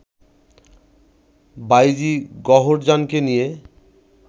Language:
Bangla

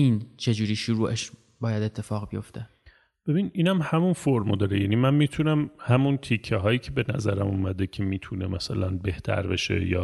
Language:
Persian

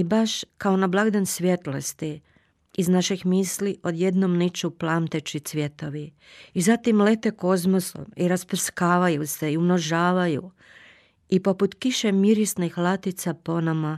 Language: Croatian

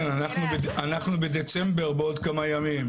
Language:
Hebrew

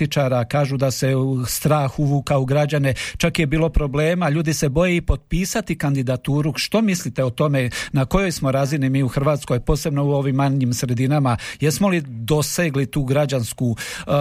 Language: Croatian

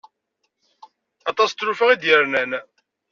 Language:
Kabyle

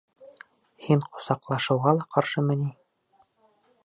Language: Bashkir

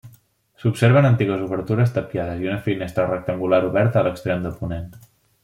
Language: Catalan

